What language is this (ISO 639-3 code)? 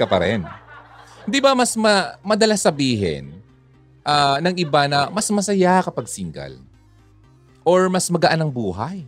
fil